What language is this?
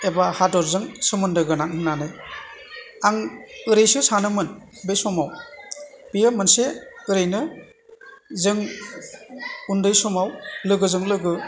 Bodo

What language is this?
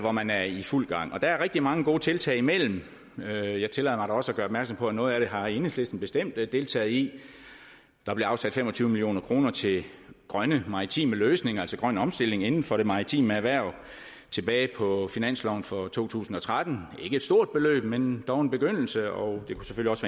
Danish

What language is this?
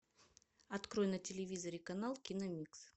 Russian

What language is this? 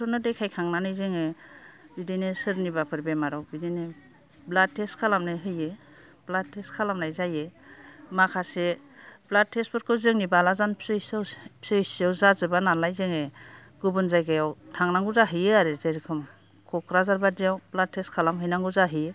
Bodo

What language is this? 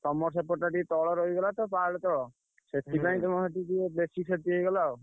Odia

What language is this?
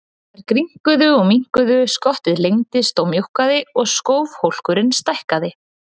Icelandic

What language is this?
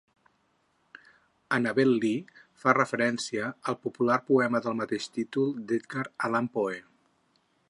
Catalan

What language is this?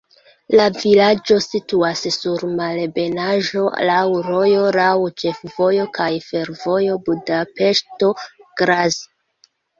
Esperanto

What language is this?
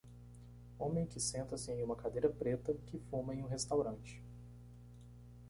Portuguese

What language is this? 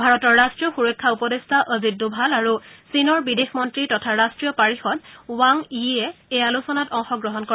Assamese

